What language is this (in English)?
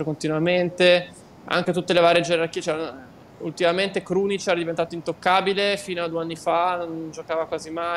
Italian